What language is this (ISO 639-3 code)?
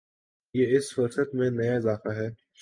urd